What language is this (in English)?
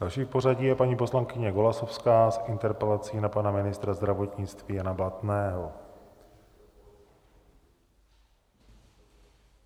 Czech